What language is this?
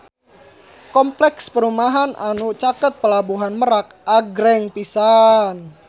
Sundanese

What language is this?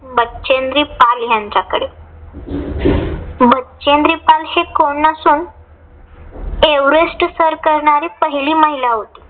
Marathi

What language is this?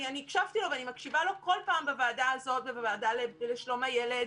Hebrew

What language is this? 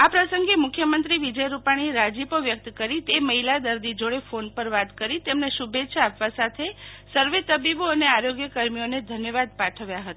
Gujarati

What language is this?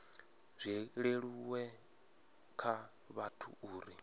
Venda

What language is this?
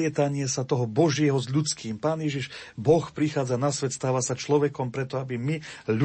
Slovak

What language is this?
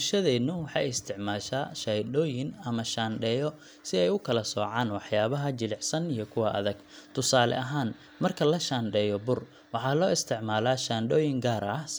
Somali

